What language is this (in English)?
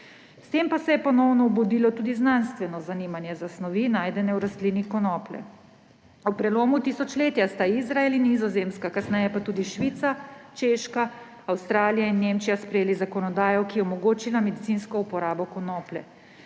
Slovenian